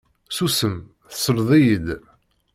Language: Kabyle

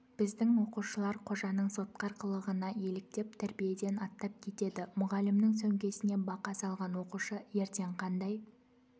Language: Kazakh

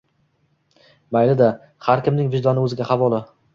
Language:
Uzbek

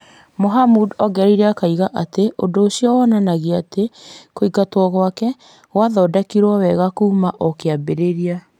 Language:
Kikuyu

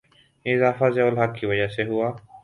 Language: Urdu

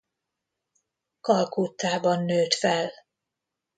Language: Hungarian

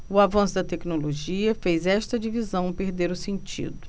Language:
Portuguese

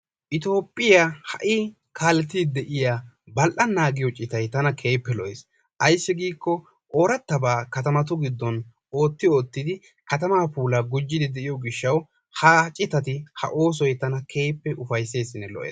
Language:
Wolaytta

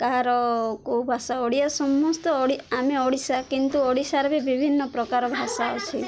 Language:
Odia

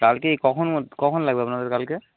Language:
Bangla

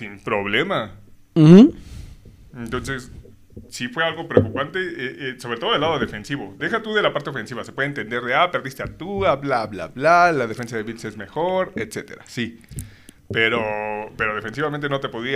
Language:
Spanish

